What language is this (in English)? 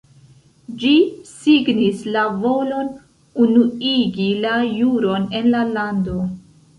Esperanto